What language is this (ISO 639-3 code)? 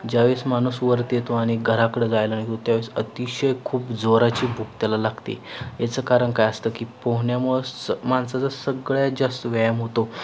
mar